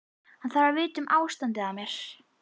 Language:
Icelandic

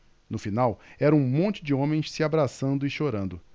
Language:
Portuguese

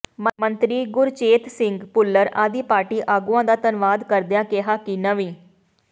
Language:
Punjabi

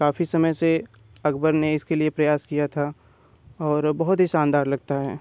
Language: Hindi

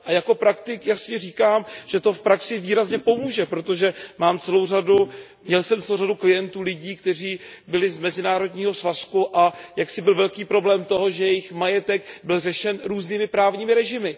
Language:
Czech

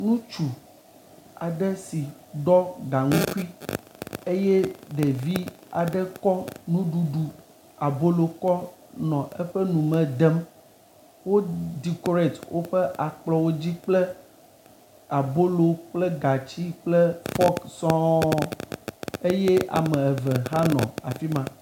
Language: Ewe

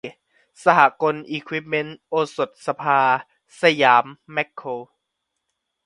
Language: Thai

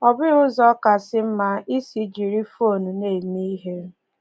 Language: Igbo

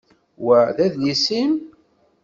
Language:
Kabyle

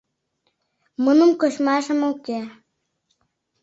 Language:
Mari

